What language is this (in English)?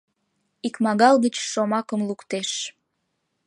Mari